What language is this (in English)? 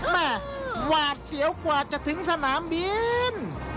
Thai